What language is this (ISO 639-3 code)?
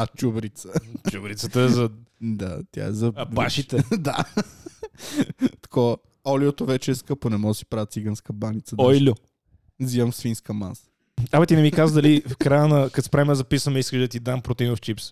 bul